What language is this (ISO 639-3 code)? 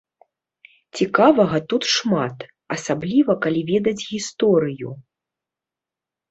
bel